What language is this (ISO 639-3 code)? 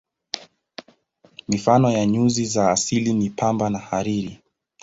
swa